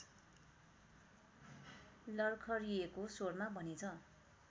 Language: Nepali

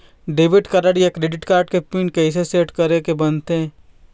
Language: Chhattisgarhi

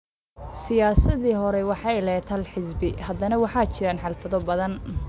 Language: Somali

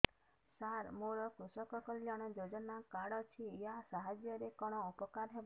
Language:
Odia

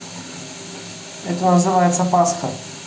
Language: Russian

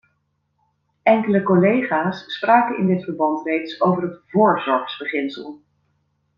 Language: Dutch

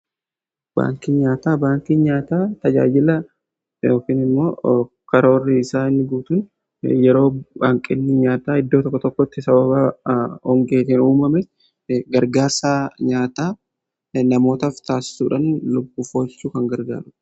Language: Oromo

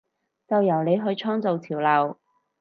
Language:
Cantonese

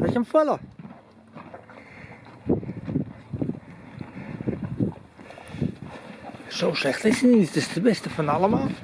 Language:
Dutch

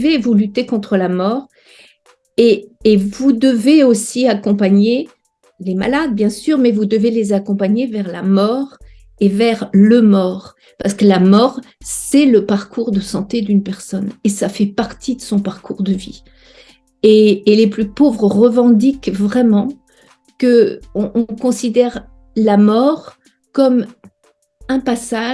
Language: French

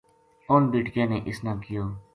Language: Gujari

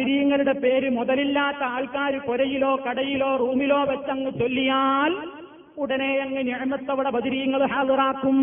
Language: Malayalam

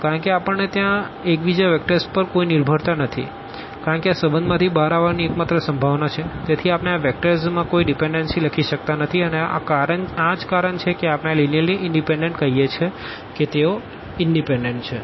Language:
Gujarati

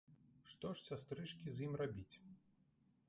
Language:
Belarusian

